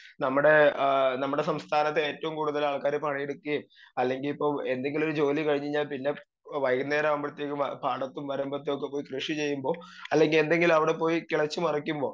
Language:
Malayalam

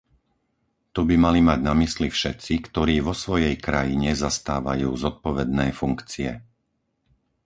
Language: Slovak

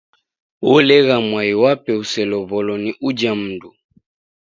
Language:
Taita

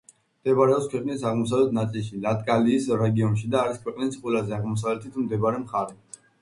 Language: Georgian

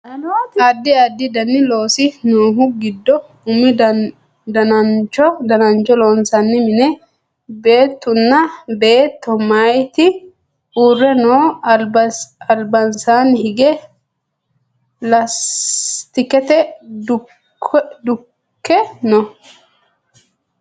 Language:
Sidamo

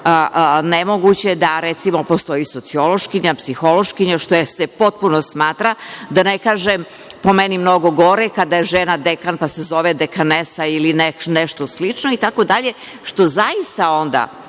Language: Serbian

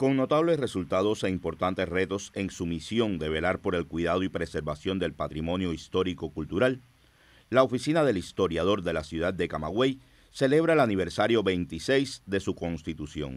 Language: Spanish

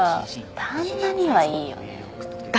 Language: Japanese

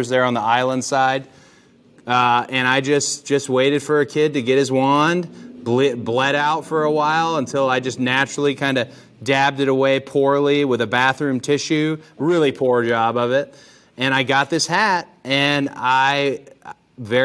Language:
English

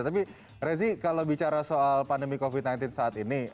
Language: Indonesian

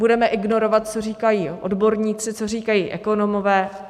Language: Czech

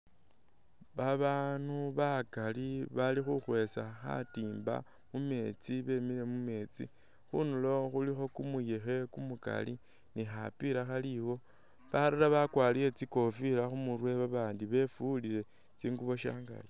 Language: Masaaba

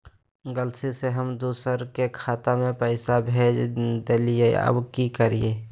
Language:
Magahi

